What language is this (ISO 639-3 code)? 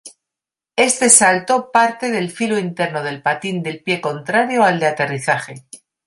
spa